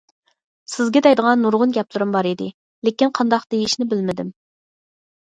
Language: Uyghur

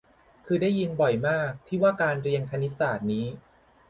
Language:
Thai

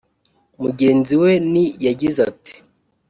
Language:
Kinyarwanda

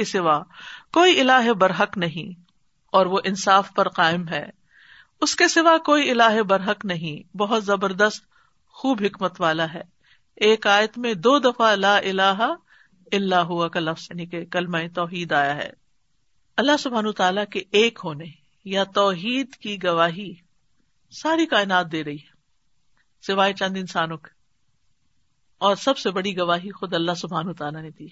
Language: Urdu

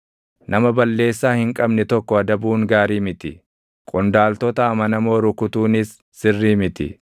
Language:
Oromo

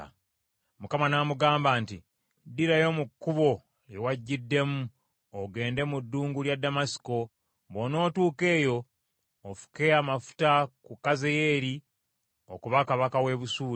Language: Ganda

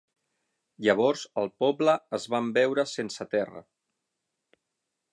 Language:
Catalan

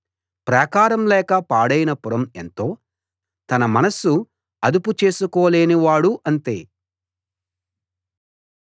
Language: Telugu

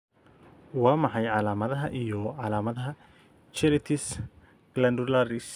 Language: Somali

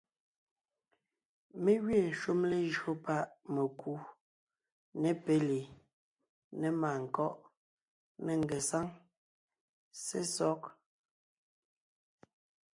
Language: Ngiemboon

